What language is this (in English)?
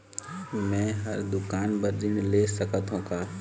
Chhattisgarhi